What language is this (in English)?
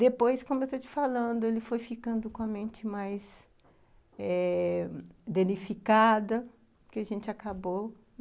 Portuguese